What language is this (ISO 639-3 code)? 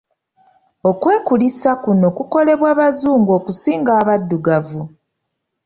lug